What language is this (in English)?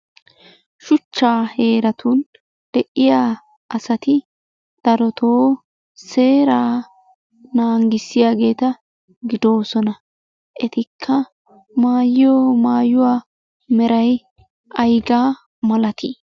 Wolaytta